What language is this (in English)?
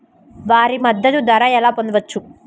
Telugu